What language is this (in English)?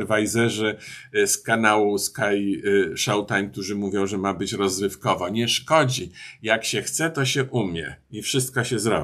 Polish